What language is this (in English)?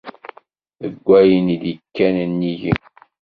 Kabyle